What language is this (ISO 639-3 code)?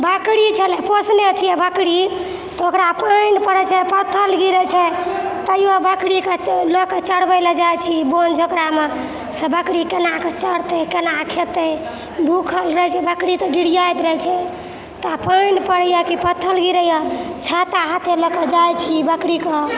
mai